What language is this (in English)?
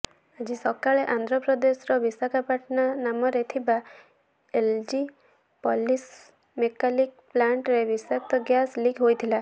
Odia